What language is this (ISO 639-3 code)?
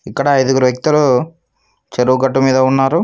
tel